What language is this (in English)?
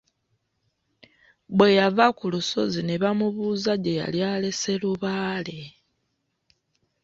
Ganda